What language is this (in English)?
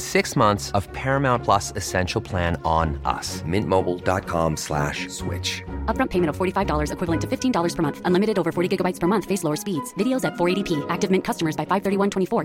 Persian